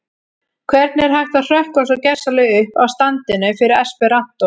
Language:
Icelandic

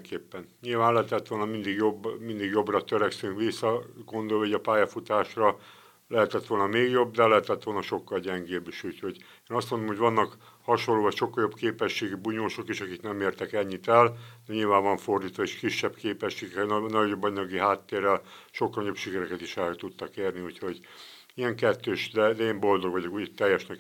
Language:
Hungarian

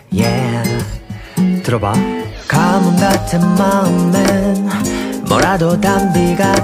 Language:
Arabic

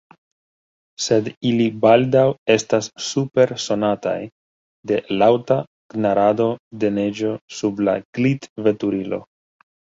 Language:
Esperanto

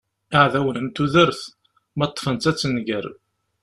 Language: Kabyle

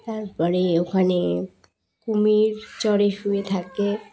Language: Bangla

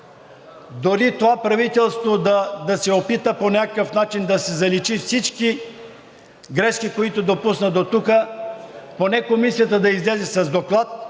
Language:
Bulgarian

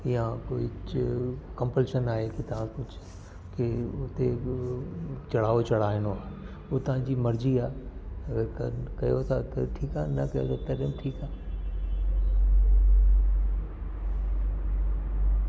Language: Sindhi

